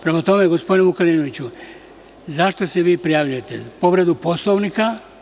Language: Serbian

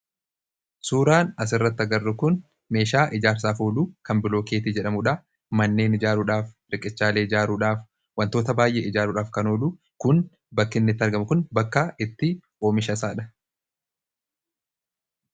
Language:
Oromo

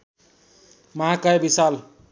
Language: Nepali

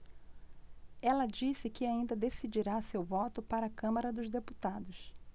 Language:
Portuguese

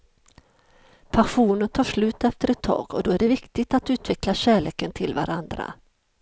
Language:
Swedish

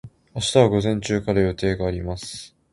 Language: Japanese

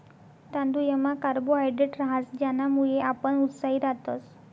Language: Marathi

